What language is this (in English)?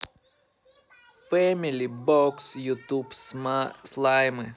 Russian